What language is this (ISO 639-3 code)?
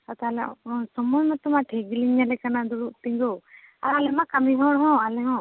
sat